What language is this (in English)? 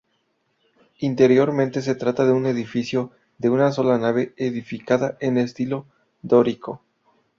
Spanish